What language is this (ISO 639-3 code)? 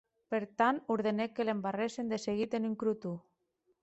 oci